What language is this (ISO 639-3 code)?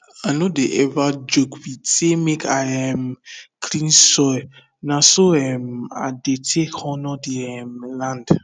pcm